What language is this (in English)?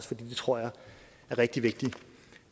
Danish